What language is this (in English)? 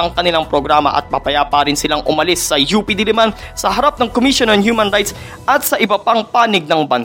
Filipino